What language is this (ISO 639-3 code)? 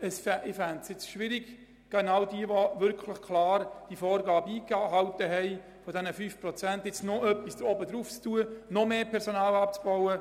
gsw